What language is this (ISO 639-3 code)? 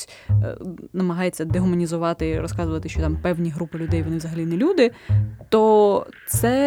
ukr